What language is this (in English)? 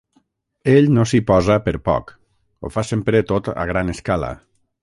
Catalan